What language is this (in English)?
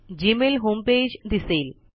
Marathi